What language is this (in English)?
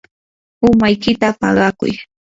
Yanahuanca Pasco Quechua